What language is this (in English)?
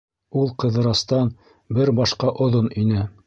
Bashkir